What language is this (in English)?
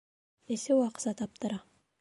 Bashkir